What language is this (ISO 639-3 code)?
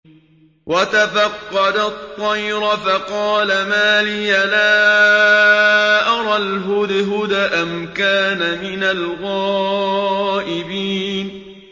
ara